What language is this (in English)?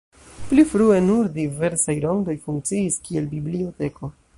Esperanto